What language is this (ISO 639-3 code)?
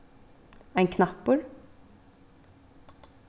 fao